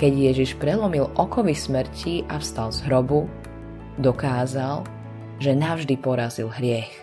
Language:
Slovak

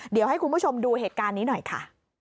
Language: Thai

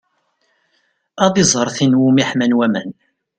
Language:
Kabyle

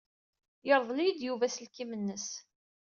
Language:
Kabyle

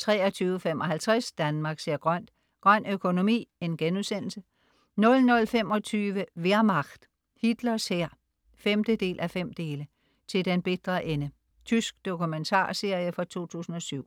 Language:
Danish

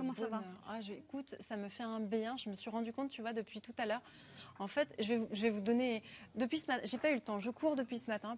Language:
French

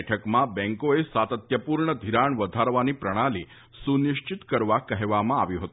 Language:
Gujarati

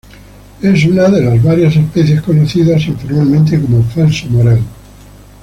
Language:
Spanish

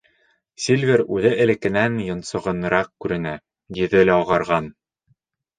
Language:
Bashkir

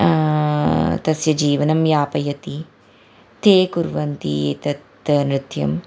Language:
Sanskrit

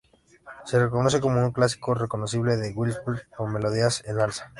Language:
Spanish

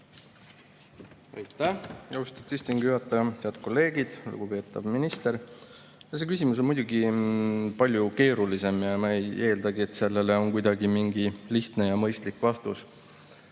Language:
Estonian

